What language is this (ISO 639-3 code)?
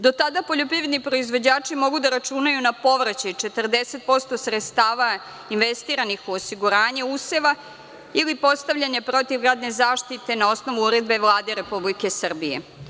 srp